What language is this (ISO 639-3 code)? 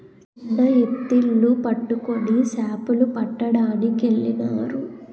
tel